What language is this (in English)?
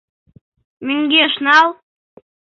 Mari